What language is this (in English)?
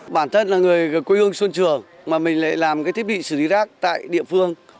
Vietnamese